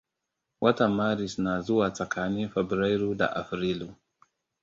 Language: Hausa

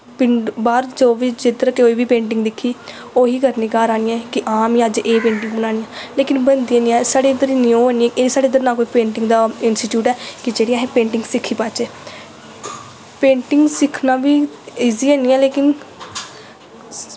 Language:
Dogri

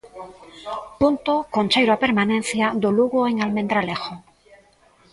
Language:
Galician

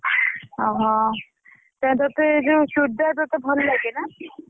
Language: Odia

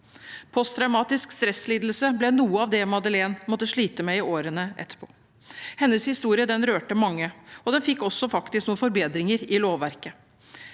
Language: Norwegian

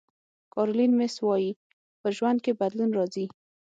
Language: Pashto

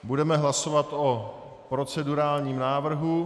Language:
Czech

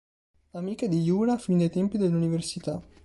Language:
Italian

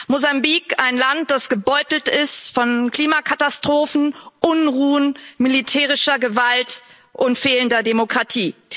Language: German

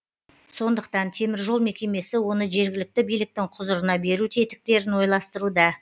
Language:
Kazakh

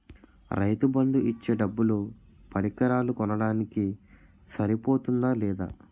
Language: Telugu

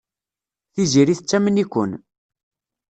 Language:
Kabyle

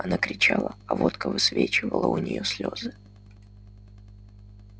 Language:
Russian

